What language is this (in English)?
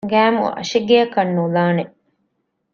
Divehi